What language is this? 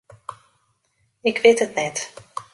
Western Frisian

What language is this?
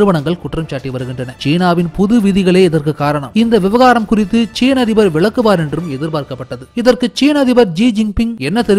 Turkish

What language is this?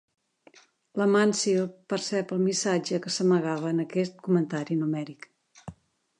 Catalan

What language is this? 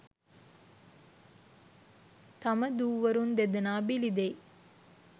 Sinhala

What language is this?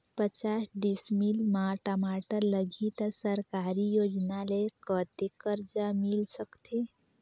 Chhattisgarhi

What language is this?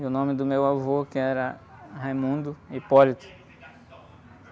Portuguese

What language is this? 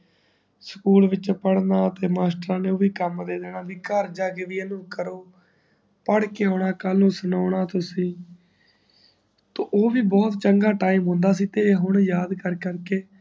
Punjabi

